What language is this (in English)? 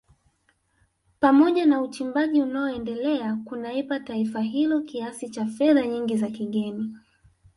Swahili